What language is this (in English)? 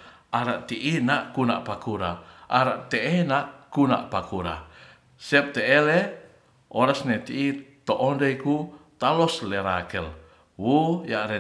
Ratahan